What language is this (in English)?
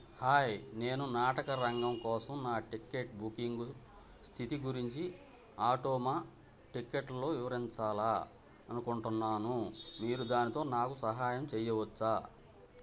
Telugu